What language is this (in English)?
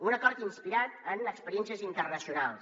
Catalan